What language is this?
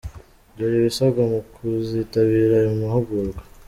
Kinyarwanda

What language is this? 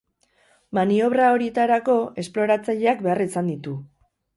Basque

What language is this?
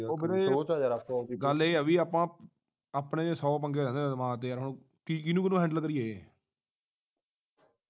Punjabi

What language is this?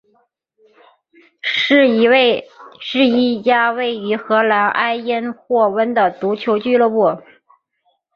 Chinese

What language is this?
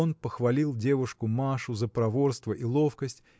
Russian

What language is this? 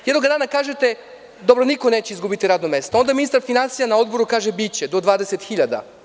Serbian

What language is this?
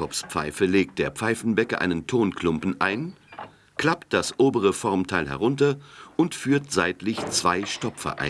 German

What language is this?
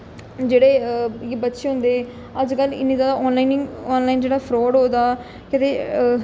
Dogri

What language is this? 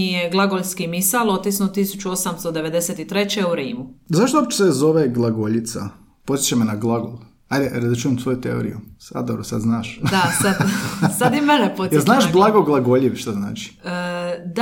Croatian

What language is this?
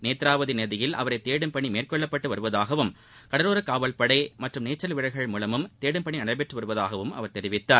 Tamil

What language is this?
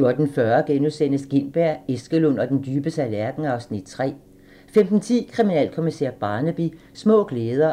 Danish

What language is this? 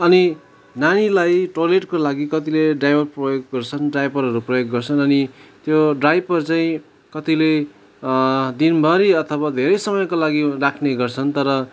Nepali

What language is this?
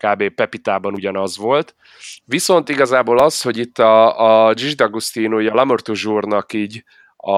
Hungarian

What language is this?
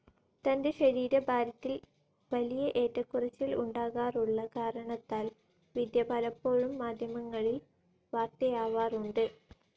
Malayalam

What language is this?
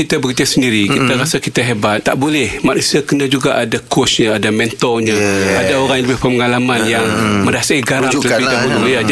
Malay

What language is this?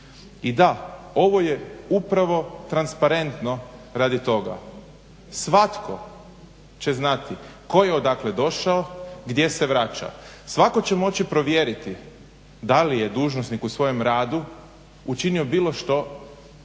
Croatian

